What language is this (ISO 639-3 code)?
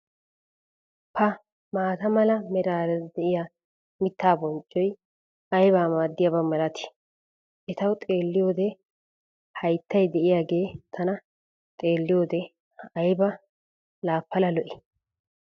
wal